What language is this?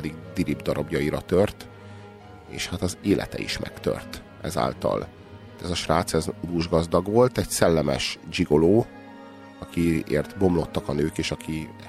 Hungarian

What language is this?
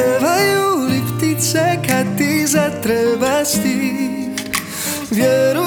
Croatian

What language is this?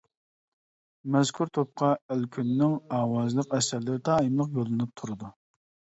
Uyghur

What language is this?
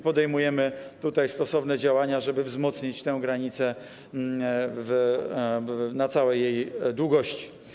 Polish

